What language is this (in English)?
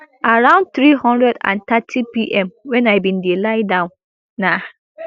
Nigerian Pidgin